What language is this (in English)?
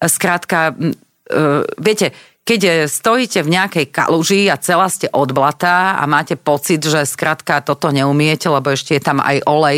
Slovak